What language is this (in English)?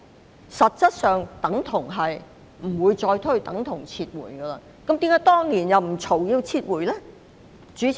Cantonese